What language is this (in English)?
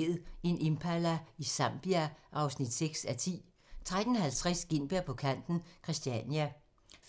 Danish